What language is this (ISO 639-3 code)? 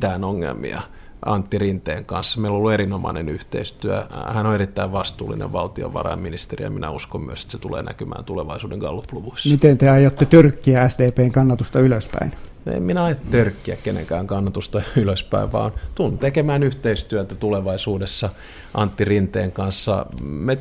fin